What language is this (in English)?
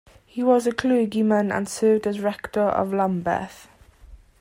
English